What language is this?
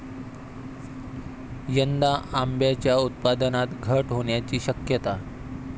Marathi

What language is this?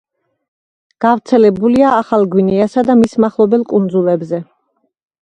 Georgian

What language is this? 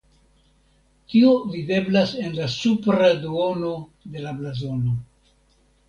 Esperanto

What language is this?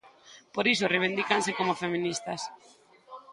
Galician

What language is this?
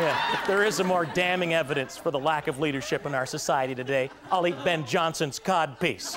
English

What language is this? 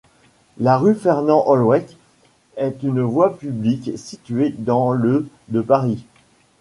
French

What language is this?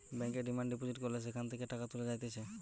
Bangla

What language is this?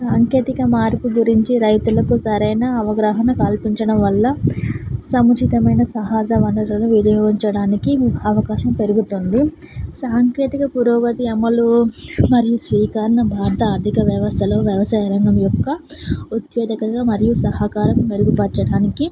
Telugu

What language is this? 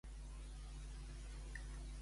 Catalan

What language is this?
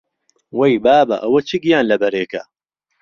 Central Kurdish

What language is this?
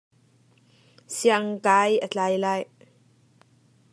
Hakha Chin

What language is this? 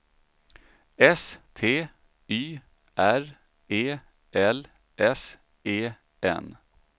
Swedish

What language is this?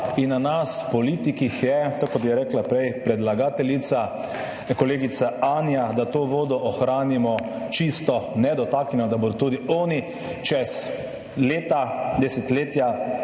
Slovenian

